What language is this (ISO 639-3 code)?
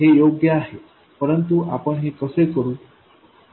mar